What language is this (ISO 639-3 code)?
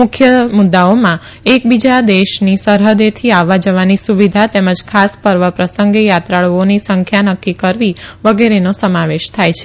guj